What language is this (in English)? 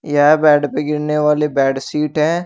Hindi